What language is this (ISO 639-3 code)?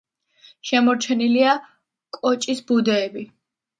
kat